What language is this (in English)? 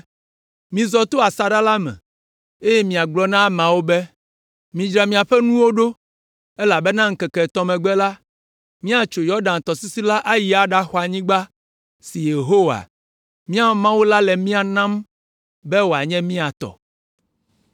Ewe